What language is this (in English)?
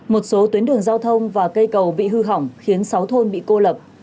Vietnamese